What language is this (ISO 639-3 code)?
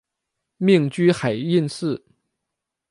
zho